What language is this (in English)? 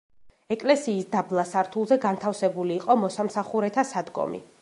Georgian